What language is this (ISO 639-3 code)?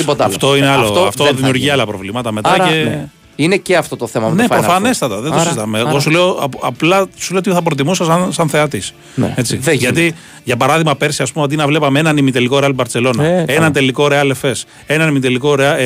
ell